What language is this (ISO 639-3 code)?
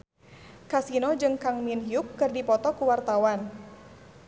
sun